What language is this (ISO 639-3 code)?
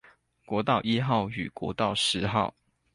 zho